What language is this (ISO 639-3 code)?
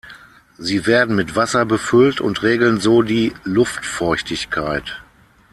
deu